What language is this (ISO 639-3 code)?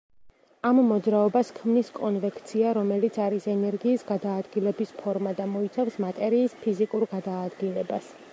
kat